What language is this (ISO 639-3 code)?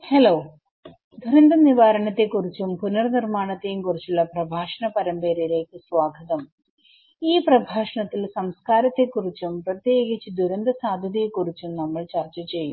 mal